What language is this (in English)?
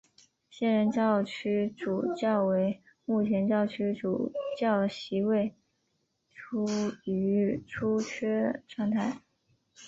Chinese